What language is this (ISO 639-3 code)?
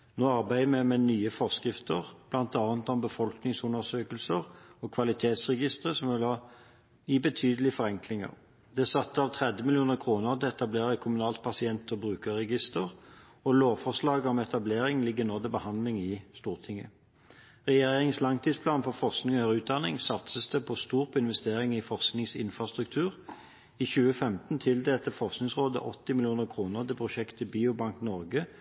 nob